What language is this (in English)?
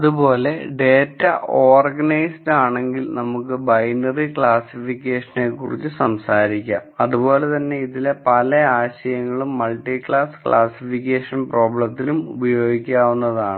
Malayalam